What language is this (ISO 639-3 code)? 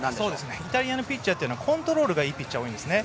jpn